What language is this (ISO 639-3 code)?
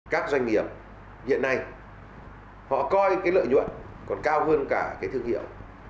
vie